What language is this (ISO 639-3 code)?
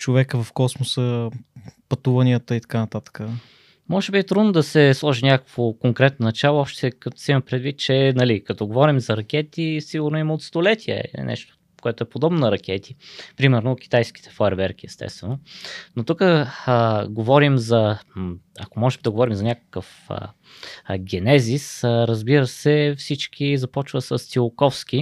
bul